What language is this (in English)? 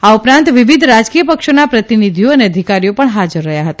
Gujarati